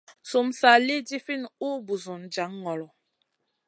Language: Masana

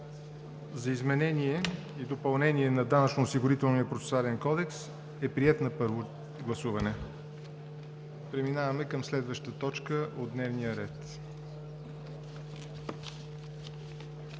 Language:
Bulgarian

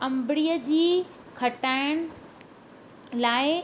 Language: Sindhi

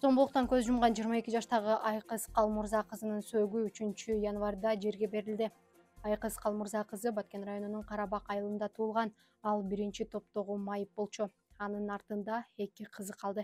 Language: Turkish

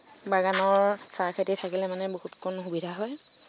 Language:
Assamese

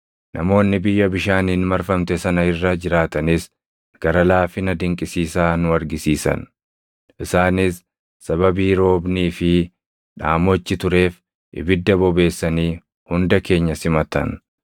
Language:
Oromo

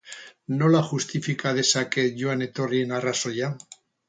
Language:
Basque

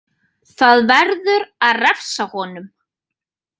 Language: Icelandic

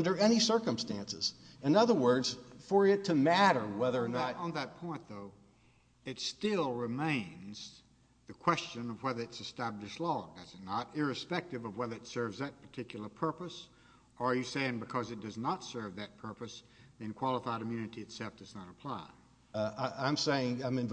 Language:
English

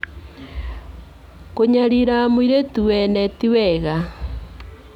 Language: Kikuyu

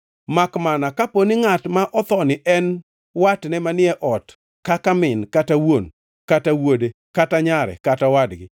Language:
Luo (Kenya and Tanzania)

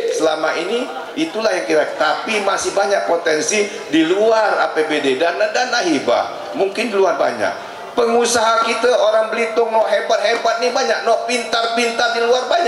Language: Indonesian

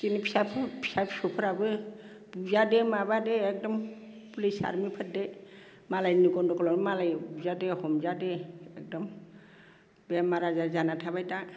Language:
Bodo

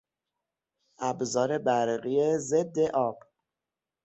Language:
Persian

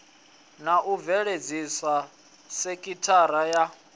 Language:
Venda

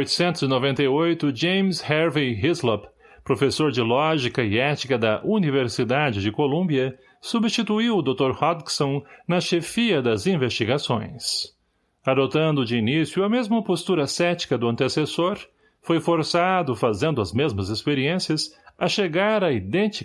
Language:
Portuguese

